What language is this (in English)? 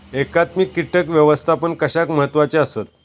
Marathi